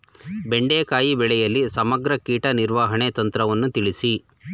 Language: Kannada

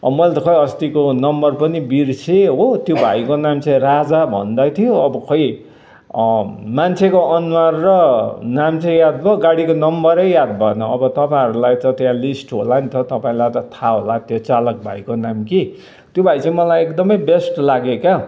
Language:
Nepali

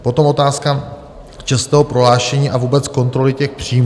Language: Czech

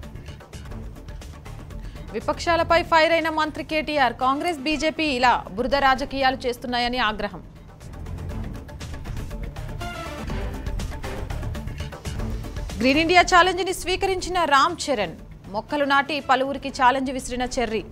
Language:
Hindi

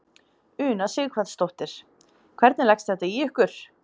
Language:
Icelandic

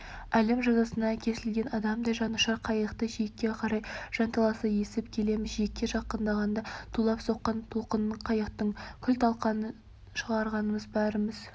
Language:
Kazakh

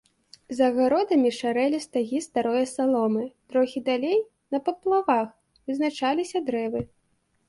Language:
Belarusian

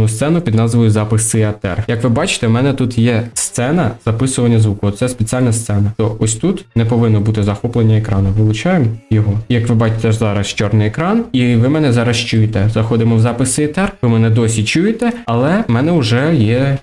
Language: Ukrainian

